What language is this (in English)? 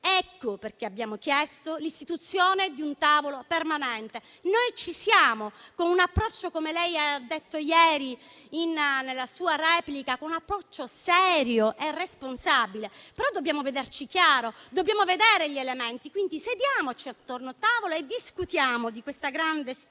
Italian